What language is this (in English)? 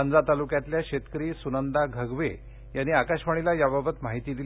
Marathi